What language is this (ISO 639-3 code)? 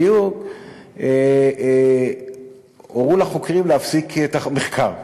heb